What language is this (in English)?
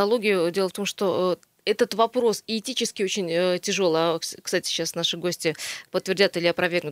Russian